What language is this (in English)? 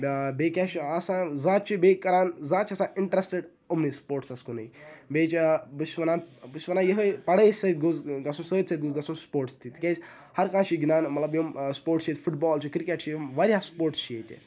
Kashmiri